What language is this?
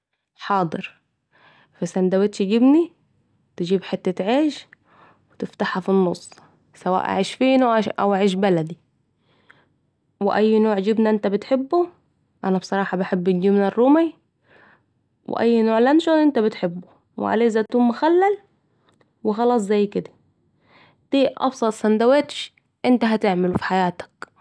Saidi Arabic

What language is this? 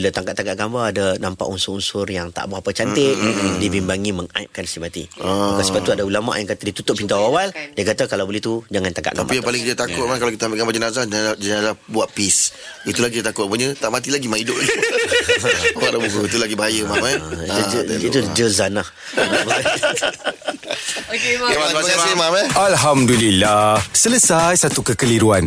Malay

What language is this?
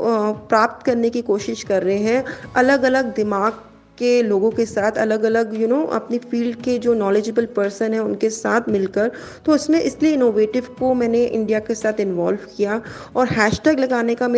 Hindi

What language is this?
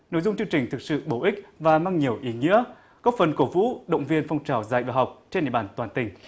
Vietnamese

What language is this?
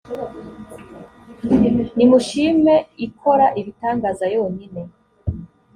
Kinyarwanda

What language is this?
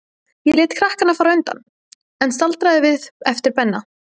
Icelandic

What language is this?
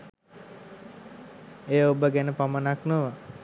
Sinhala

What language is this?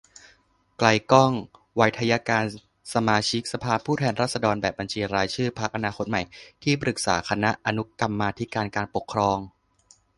Thai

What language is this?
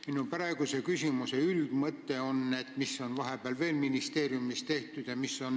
Estonian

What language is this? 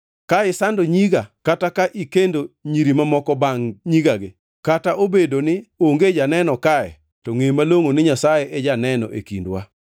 Luo (Kenya and Tanzania)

